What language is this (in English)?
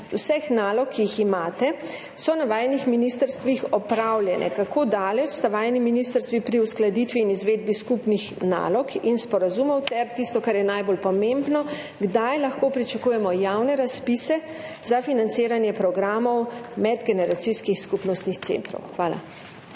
Slovenian